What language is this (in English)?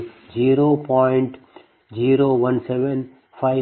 Kannada